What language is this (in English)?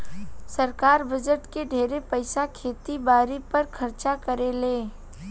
Bhojpuri